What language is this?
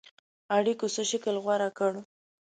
Pashto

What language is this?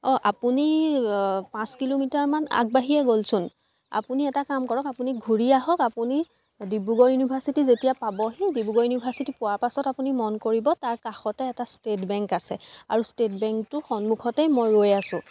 Assamese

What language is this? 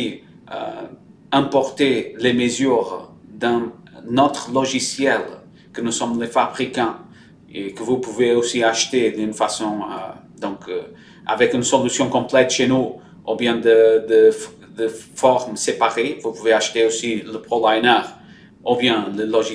French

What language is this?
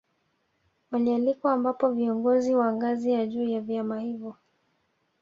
Swahili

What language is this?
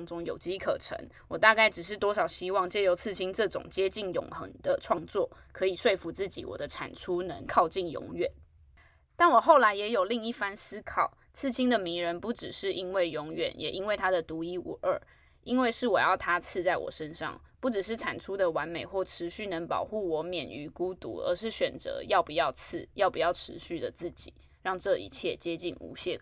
Chinese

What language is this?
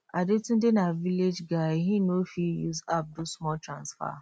Nigerian Pidgin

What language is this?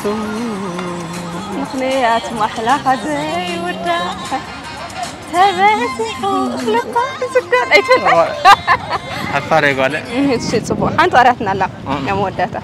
Arabic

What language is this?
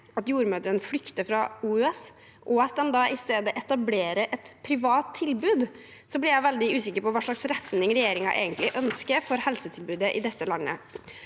Norwegian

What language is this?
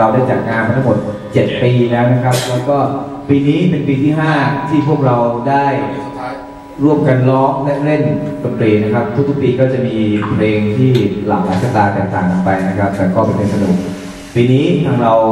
Thai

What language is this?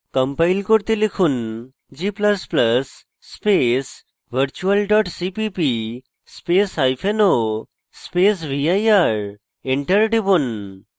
Bangla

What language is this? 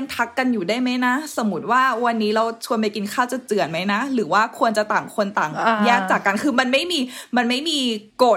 Thai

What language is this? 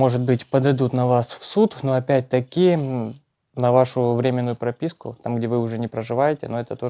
Russian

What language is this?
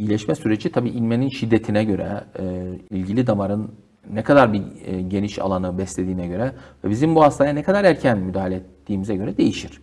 Turkish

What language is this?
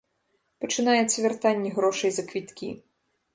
Belarusian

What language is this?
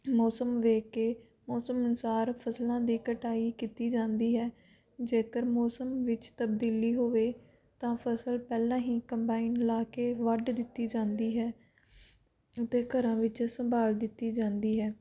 Punjabi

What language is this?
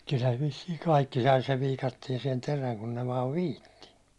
Finnish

